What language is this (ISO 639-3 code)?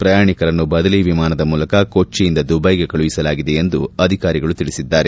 kan